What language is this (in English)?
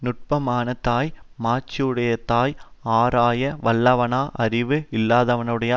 Tamil